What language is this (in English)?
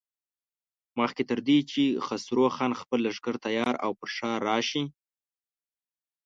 Pashto